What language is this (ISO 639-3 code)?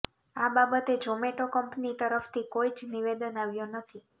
guj